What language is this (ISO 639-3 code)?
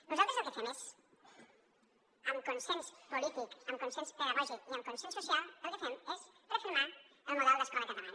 cat